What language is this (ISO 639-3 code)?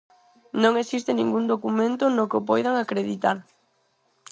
glg